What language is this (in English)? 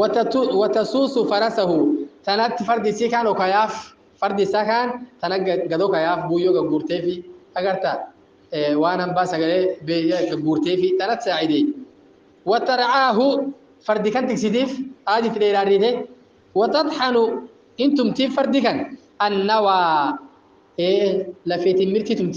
Arabic